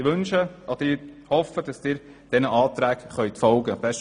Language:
Swiss German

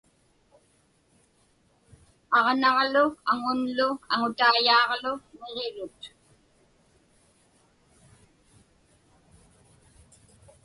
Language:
Inupiaq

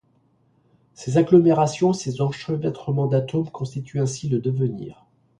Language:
French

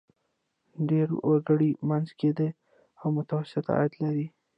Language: Pashto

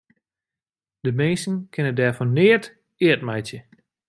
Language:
Western Frisian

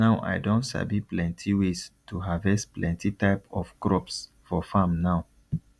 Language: Nigerian Pidgin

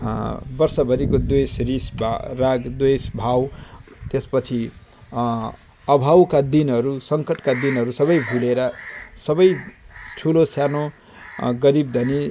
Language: Nepali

